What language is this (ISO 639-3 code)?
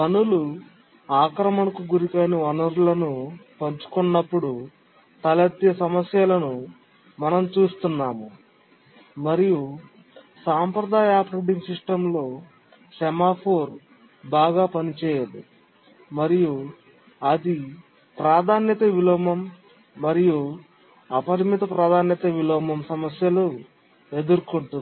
tel